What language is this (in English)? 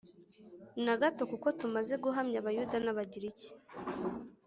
Kinyarwanda